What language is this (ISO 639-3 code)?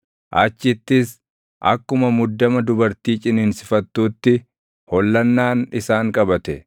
orm